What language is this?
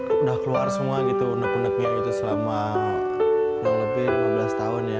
Indonesian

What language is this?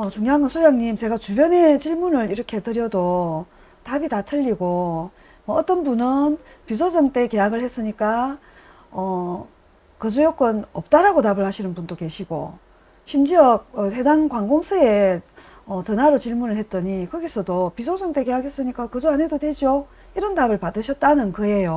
Korean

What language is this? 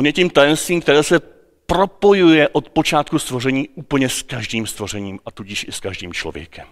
Czech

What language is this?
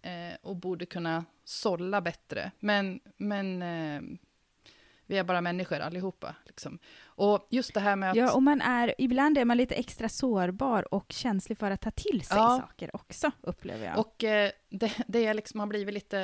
Swedish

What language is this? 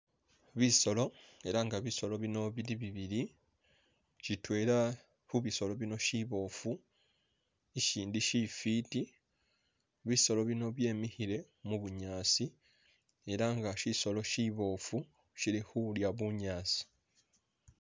Masaaba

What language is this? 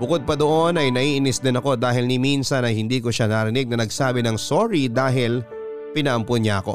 Filipino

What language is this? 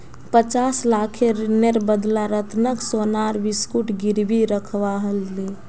Magahi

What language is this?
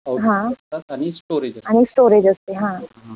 Marathi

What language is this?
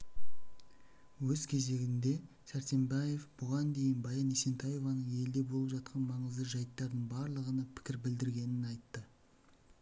Kazakh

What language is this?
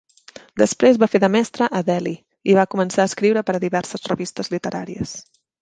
Catalan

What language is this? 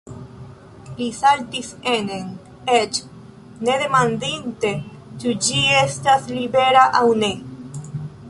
Esperanto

